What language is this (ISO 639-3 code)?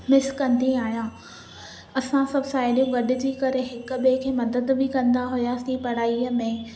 snd